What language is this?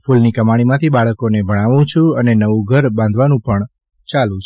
Gujarati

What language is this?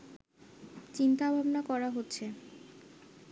Bangla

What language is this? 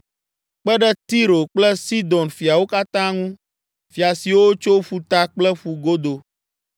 Ewe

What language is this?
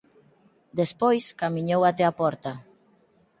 Galician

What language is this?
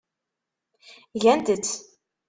Kabyle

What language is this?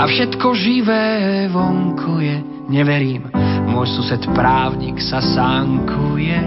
Slovak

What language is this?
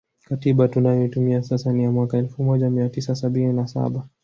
Swahili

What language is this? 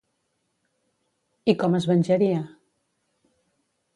Catalan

